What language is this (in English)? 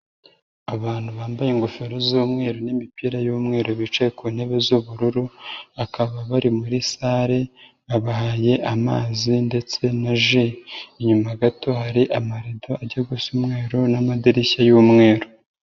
Kinyarwanda